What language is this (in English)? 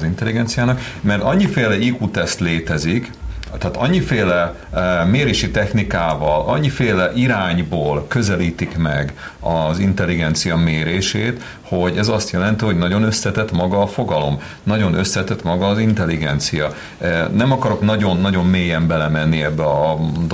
Hungarian